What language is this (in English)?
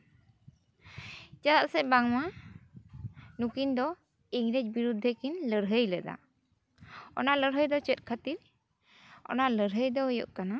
Santali